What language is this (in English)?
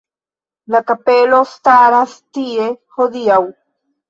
Esperanto